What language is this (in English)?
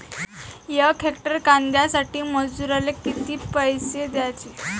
Marathi